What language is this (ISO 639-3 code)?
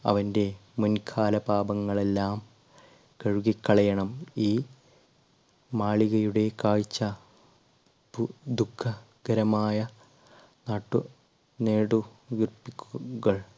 mal